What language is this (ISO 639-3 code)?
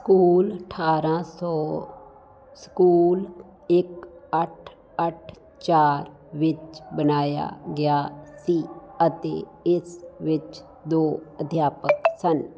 pan